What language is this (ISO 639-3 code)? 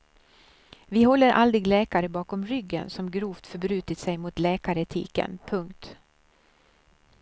swe